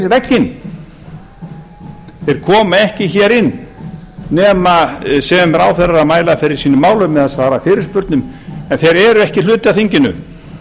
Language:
Icelandic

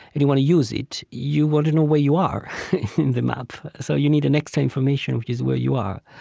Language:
English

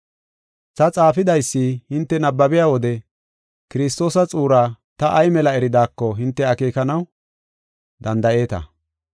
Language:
Gofa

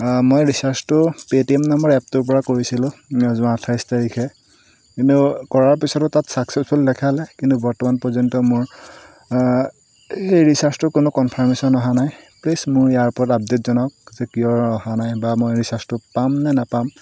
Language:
Assamese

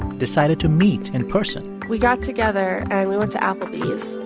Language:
English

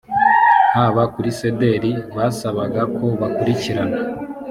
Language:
Kinyarwanda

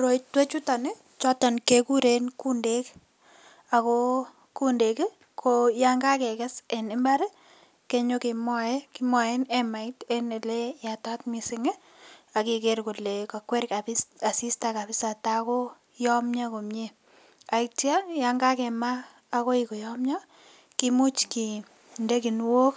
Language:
Kalenjin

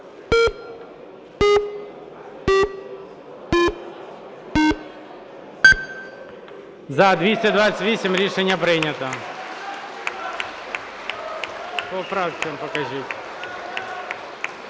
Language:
Ukrainian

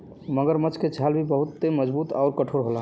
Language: Bhojpuri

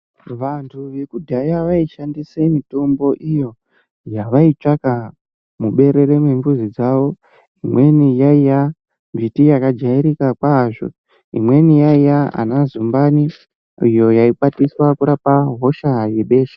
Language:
Ndau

